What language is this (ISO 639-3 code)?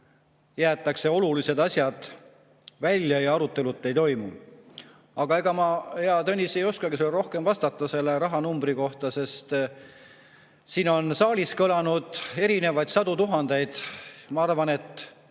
est